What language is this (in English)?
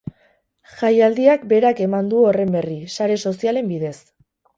Basque